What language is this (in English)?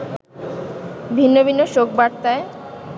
Bangla